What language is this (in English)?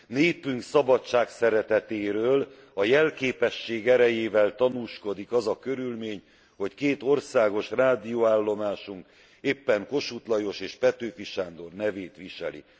Hungarian